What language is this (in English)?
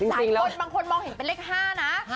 Thai